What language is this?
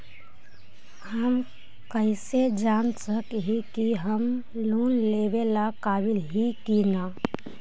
Magahi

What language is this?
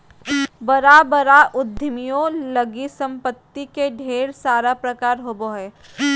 Magahi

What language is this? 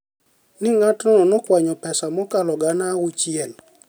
Luo (Kenya and Tanzania)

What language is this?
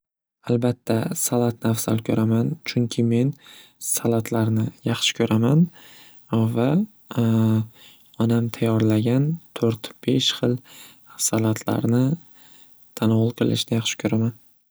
Uzbek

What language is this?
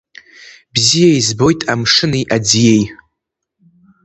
Abkhazian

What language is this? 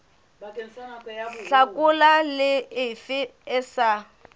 Southern Sotho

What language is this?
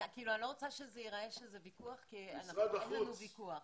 Hebrew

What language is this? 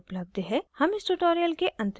Hindi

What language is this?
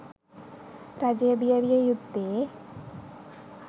Sinhala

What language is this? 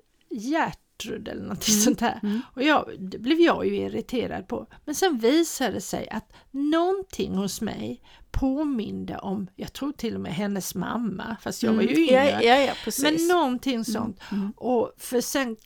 Swedish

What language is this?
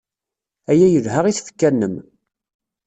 Kabyle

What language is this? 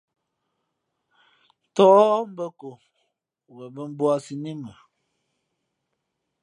Fe'fe'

